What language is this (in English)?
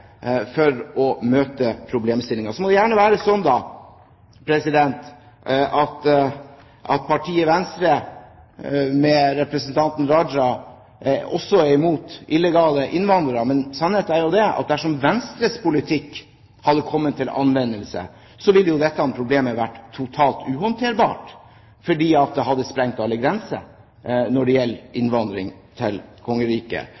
Norwegian Bokmål